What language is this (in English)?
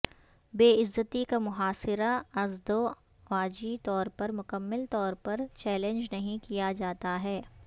Urdu